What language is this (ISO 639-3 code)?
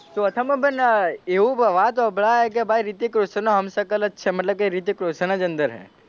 guj